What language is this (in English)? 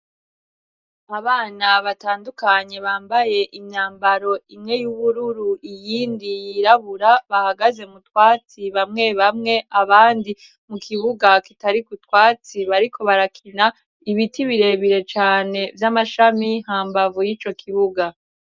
Rundi